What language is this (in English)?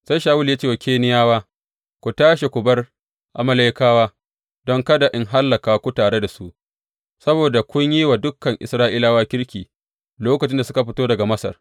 Hausa